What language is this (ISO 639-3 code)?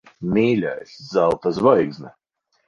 lav